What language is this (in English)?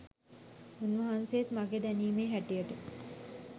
Sinhala